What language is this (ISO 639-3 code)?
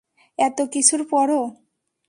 ben